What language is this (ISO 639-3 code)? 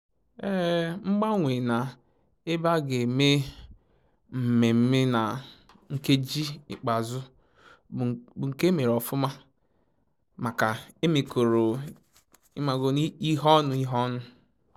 ibo